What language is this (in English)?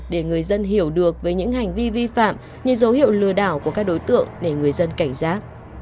Vietnamese